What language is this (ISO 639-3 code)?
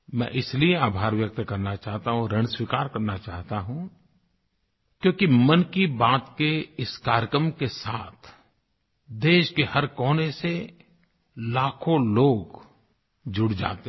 hin